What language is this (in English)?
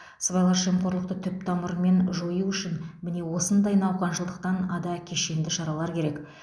Kazakh